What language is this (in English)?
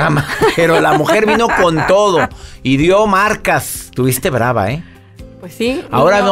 Spanish